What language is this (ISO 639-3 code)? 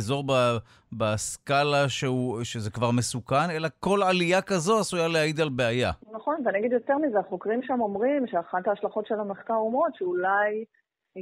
heb